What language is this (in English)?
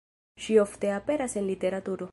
Esperanto